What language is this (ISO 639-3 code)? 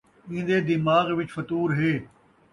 skr